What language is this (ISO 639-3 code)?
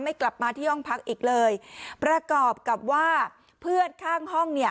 tha